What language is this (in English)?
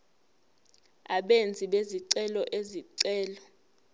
Zulu